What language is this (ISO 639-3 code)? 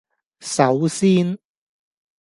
yue